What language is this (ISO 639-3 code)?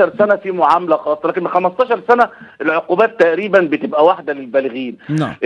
ara